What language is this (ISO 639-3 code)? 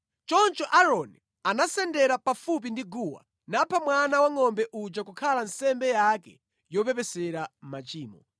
nya